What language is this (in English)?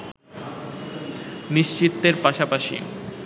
Bangla